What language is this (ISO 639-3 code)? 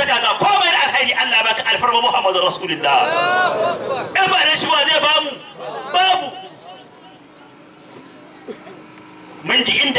ara